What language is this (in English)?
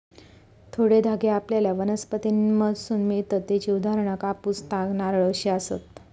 Marathi